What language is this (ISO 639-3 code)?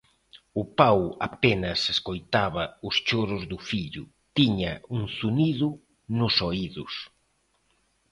glg